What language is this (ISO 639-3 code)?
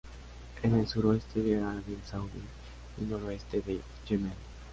spa